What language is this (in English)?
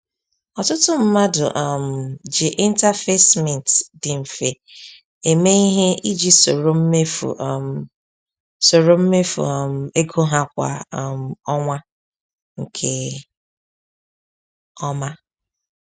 Igbo